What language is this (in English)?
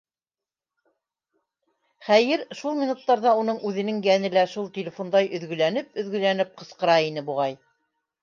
Bashkir